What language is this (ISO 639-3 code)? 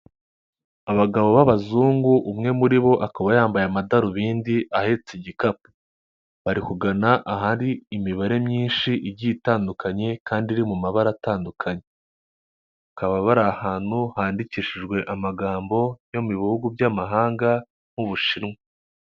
kin